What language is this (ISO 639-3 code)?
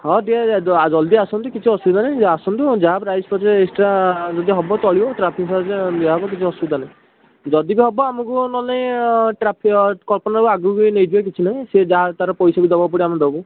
ori